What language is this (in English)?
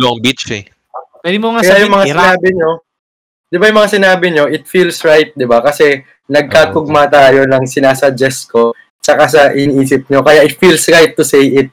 Filipino